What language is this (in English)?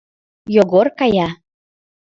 Mari